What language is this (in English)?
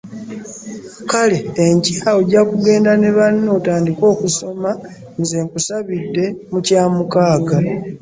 Ganda